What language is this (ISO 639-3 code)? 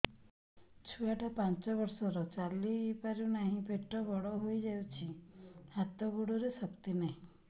ori